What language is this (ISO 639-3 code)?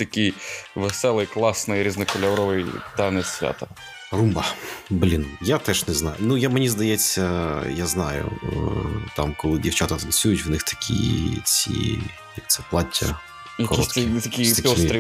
ukr